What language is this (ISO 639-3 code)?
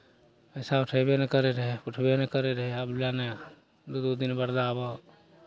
mai